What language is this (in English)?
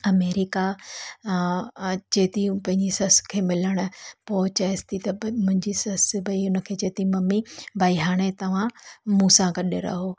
Sindhi